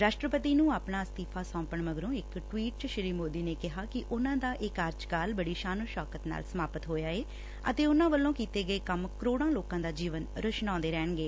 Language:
Punjabi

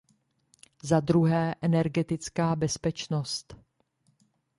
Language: Czech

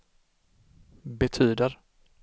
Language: Swedish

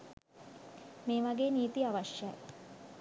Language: Sinhala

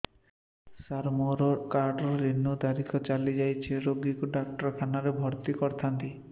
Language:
Odia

